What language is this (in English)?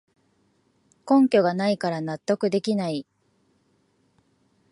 Japanese